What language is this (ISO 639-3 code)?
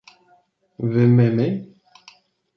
ces